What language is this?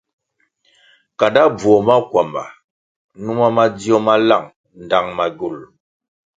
Kwasio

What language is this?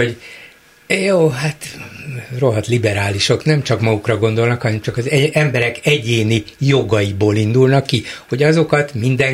Hungarian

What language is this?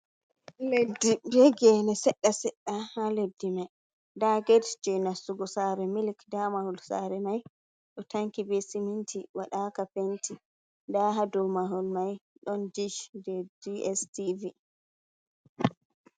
Fula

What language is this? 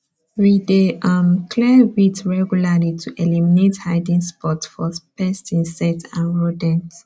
Nigerian Pidgin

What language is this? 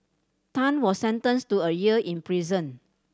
English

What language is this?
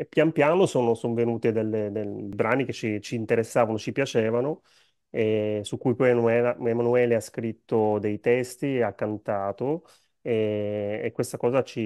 Italian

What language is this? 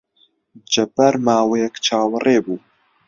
Central Kurdish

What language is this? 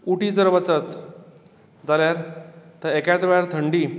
Konkani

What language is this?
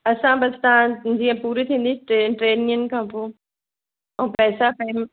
Sindhi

